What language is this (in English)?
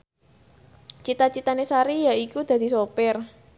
Javanese